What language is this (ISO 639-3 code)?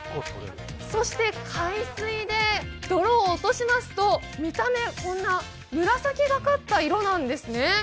jpn